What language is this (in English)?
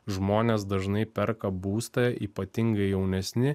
Lithuanian